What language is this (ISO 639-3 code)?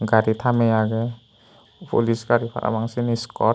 ccp